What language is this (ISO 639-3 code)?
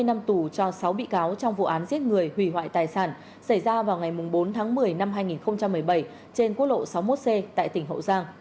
vie